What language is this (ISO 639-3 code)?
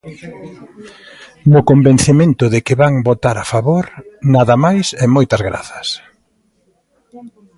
glg